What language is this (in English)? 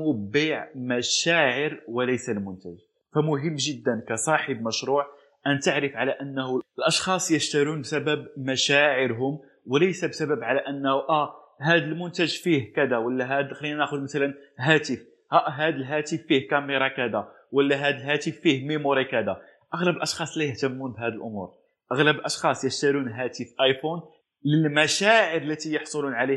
Arabic